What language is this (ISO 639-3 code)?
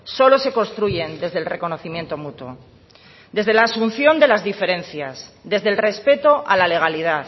spa